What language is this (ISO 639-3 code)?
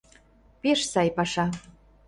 chm